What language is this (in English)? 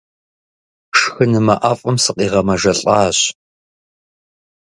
Kabardian